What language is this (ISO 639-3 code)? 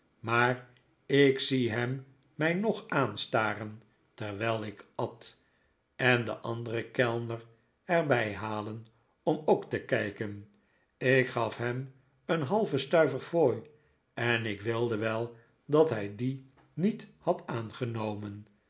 nld